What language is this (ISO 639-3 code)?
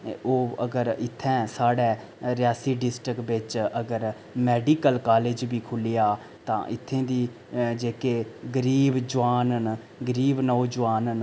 doi